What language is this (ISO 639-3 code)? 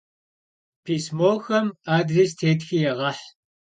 kbd